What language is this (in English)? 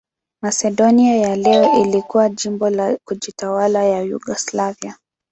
Swahili